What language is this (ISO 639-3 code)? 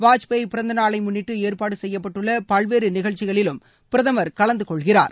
tam